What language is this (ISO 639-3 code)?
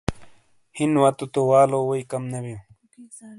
scl